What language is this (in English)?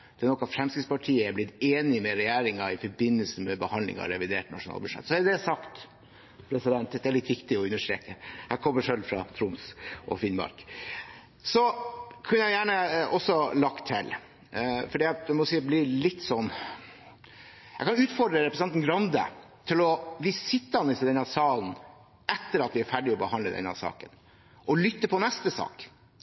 Norwegian Bokmål